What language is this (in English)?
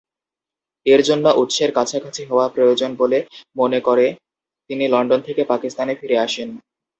Bangla